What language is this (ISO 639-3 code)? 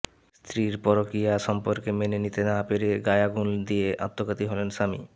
ben